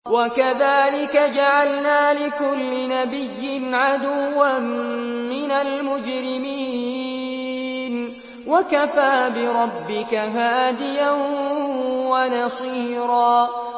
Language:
Arabic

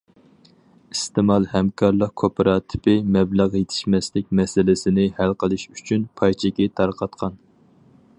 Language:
Uyghur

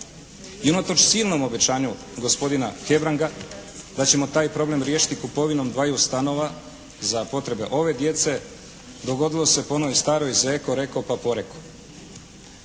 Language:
Croatian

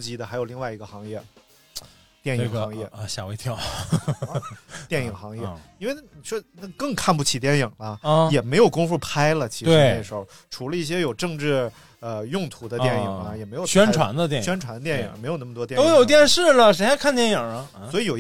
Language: Chinese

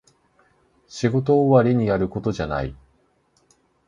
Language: Japanese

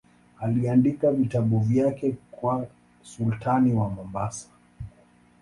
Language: Swahili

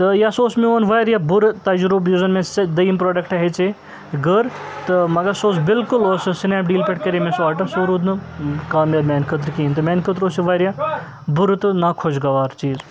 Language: Kashmiri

